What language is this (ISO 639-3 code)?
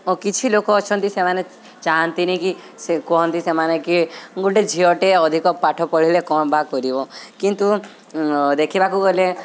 ori